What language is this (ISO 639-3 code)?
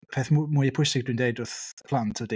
cym